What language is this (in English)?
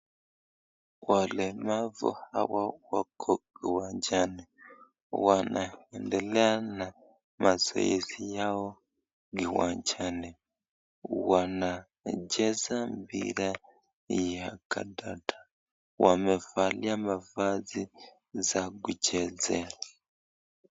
Swahili